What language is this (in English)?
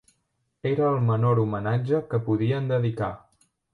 Catalan